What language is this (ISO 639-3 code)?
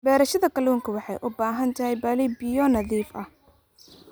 som